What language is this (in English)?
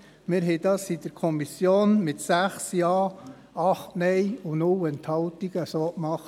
Swiss German